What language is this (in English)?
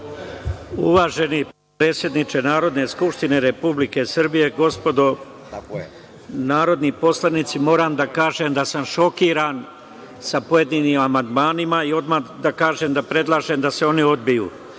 Serbian